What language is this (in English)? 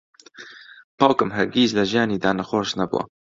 Central Kurdish